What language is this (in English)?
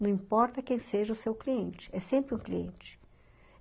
Portuguese